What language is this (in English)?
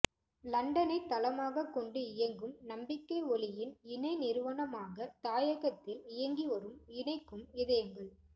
Tamil